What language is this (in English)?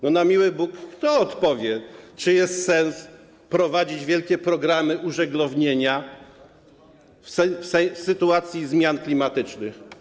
Polish